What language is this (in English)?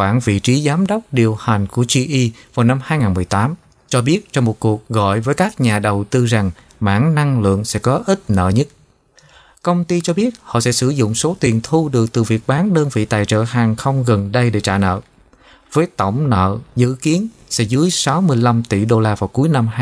Vietnamese